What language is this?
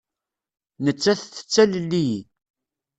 Kabyle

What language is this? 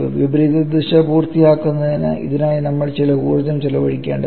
Malayalam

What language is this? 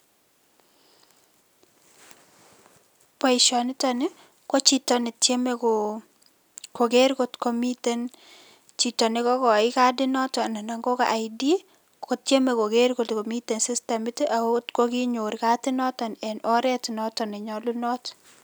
Kalenjin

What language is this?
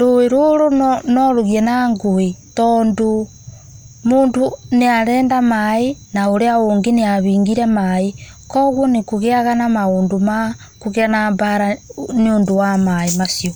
Kikuyu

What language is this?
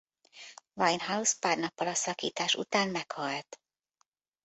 Hungarian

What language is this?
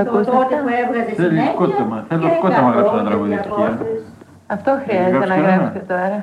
Greek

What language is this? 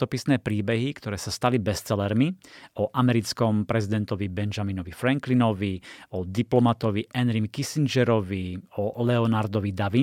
Slovak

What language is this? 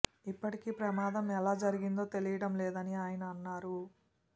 Telugu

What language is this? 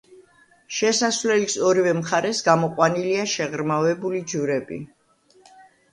Georgian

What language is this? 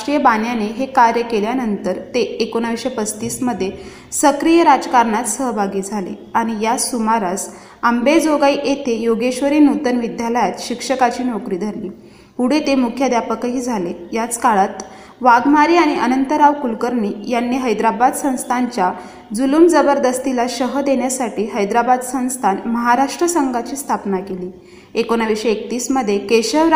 Marathi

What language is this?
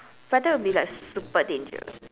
English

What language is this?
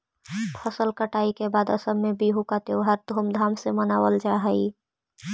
Magahi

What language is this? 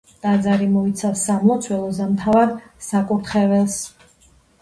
Georgian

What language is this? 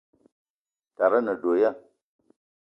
Eton (Cameroon)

